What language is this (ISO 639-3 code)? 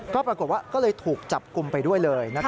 tha